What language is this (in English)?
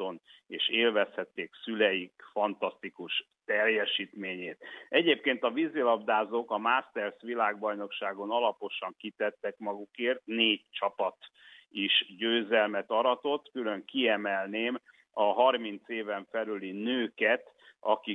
Hungarian